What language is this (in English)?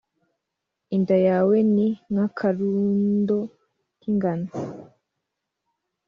Kinyarwanda